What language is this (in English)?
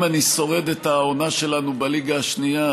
Hebrew